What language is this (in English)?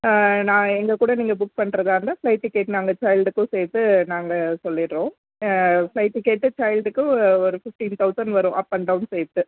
Tamil